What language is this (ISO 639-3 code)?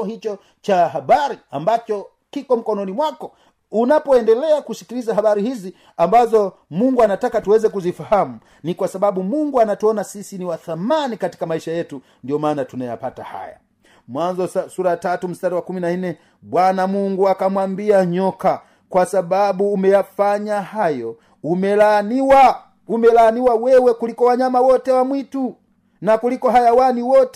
swa